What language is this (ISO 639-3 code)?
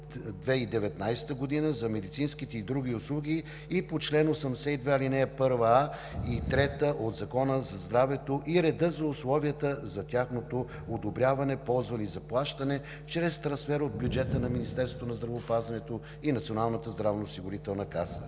bul